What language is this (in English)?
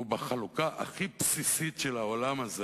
Hebrew